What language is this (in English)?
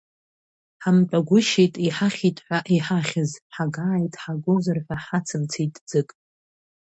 Abkhazian